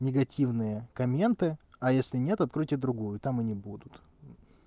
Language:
Russian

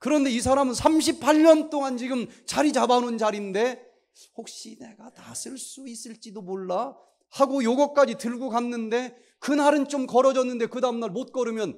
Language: Korean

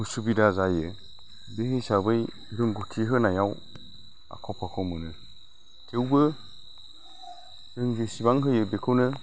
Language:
Bodo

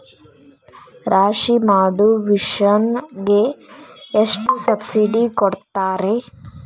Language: Kannada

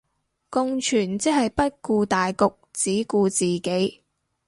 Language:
Cantonese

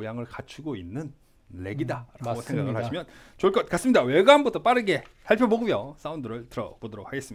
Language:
Korean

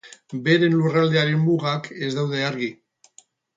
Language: Basque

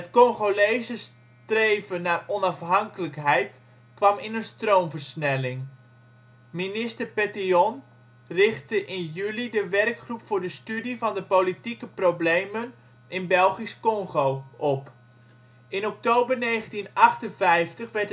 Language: Dutch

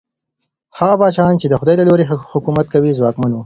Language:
Pashto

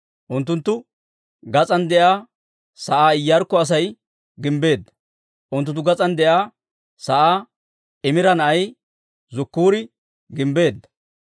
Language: Dawro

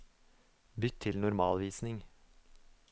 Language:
Norwegian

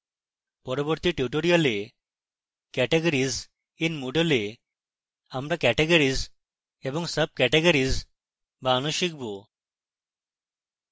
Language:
Bangla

